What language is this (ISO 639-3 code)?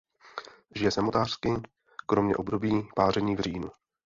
ces